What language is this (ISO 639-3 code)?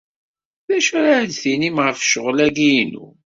kab